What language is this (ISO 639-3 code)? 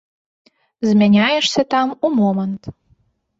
bel